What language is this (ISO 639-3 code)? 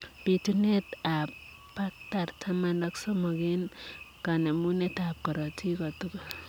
kln